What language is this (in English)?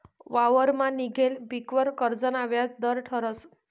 Marathi